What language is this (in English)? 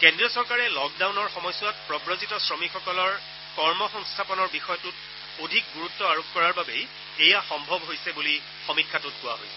Assamese